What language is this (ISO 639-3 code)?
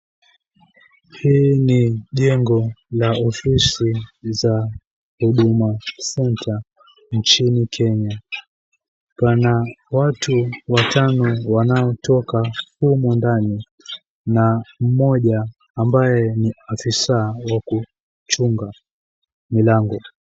swa